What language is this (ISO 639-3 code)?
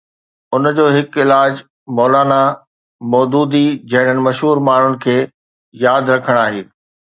snd